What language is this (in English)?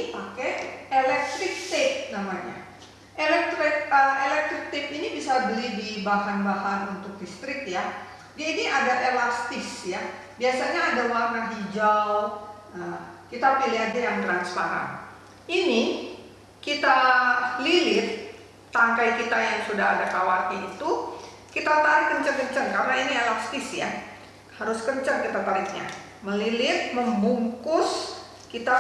Indonesian